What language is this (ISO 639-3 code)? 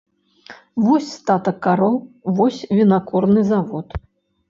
bel